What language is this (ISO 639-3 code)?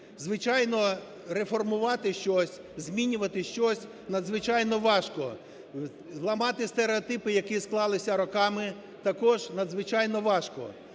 ukr